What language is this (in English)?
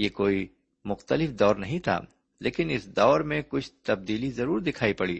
Urdu